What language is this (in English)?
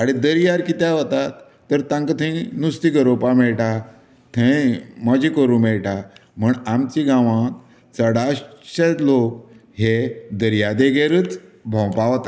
Konkani